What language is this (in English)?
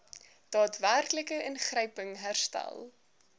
Afrikaans